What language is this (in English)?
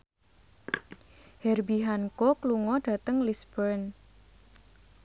Javanese